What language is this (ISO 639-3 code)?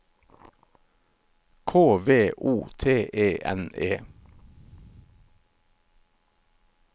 nor